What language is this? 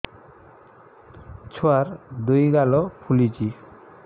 Odia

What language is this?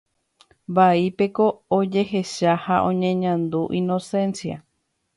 Guarani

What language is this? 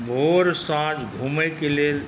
Maithili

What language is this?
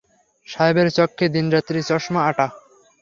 Bangla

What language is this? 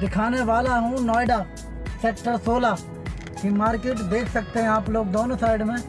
Hindi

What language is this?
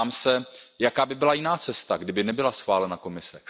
Czech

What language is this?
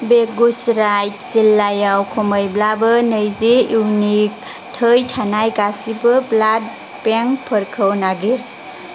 Bodo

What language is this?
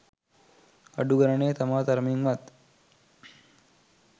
Sinhala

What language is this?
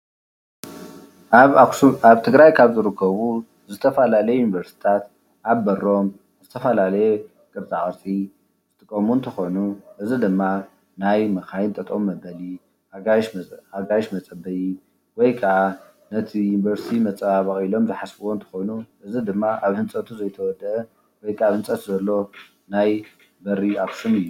Tigrinya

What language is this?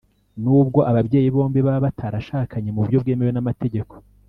Kinyarwanda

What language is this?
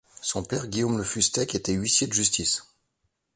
French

